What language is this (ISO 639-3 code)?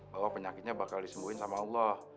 ind